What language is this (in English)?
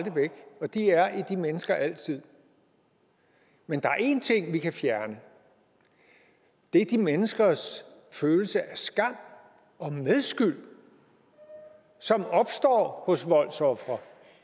Danish